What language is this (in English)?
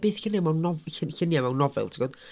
Welsh